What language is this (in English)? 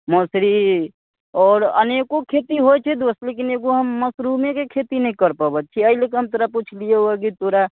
Maithili